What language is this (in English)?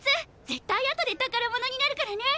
Japanese